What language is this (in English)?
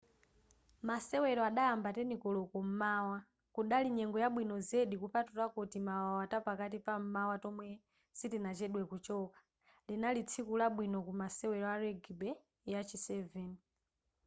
Nyanja